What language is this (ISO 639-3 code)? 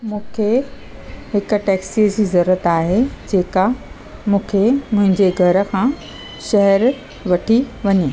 snd